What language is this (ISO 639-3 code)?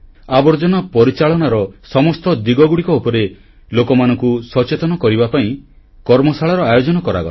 ori